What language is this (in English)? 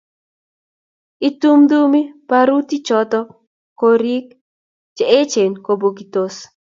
Kalenjin